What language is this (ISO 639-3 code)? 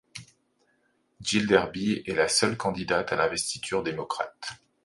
fra